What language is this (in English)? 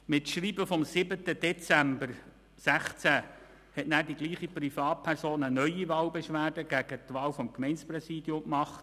Swiss German